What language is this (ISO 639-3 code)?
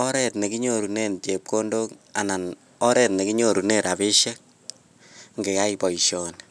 kln